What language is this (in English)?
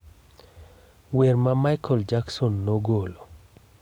Luo (Kenya and Tanzania)